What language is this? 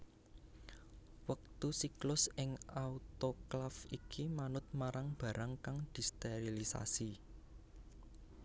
Javanese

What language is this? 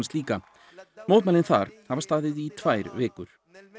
Icelandic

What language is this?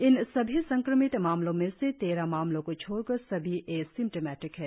Hindi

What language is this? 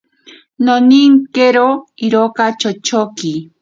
Ashéninka Perené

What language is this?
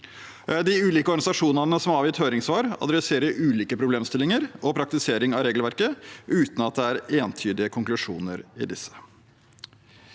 Norwegian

